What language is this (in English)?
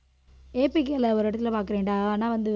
Tamil